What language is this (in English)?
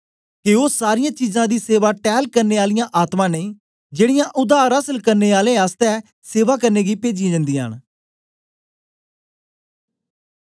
Dogri